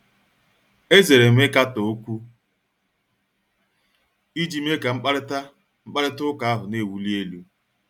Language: Igbo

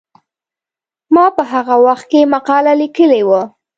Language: Pashto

